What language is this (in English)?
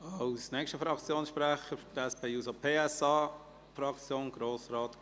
Swiss German